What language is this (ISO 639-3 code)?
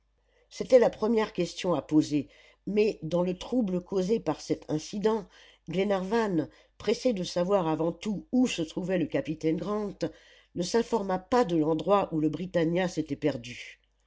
fra